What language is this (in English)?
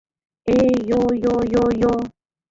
Mari